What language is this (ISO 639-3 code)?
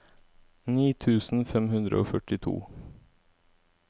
nor